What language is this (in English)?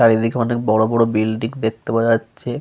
Bangla